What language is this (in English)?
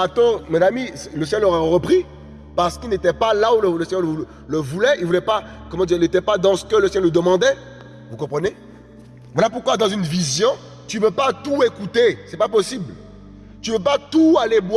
French